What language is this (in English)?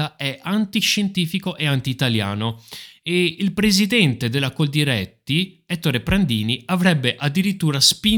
Italian